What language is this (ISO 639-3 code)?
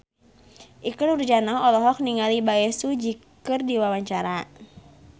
sun